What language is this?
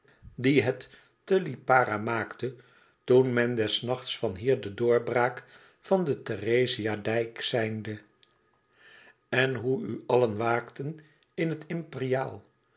Dutch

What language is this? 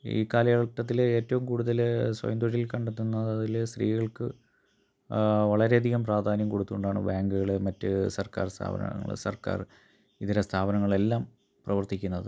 Malayalam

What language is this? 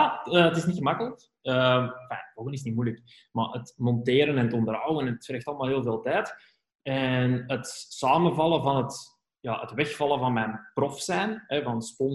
Dutch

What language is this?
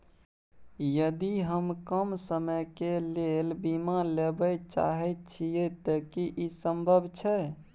Maithili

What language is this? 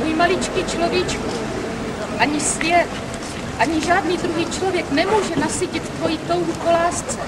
Czech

